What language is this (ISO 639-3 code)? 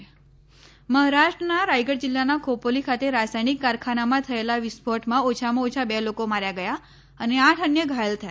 guj